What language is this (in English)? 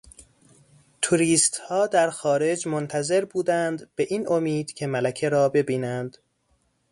Persian